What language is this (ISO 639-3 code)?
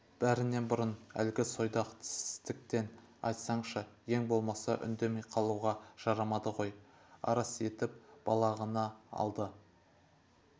kaz